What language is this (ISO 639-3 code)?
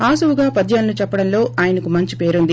tel